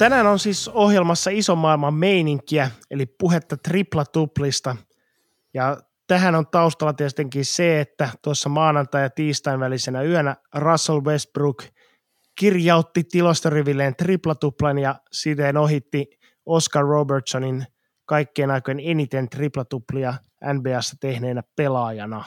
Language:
Finnish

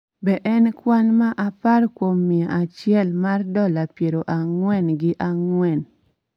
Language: Luo (Kenya and Tanzania)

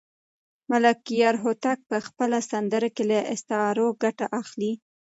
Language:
Pashto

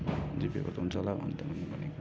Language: Nepali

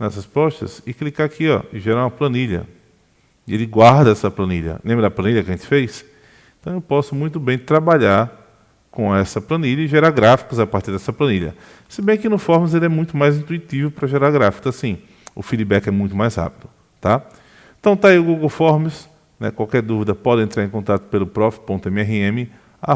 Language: Portuguese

